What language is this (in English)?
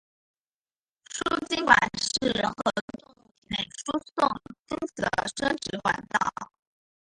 Chinese